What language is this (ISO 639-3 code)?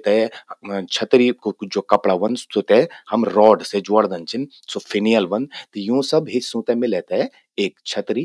gbm